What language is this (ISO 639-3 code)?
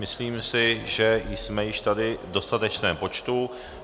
ces